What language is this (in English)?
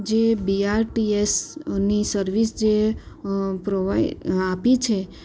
Gujarati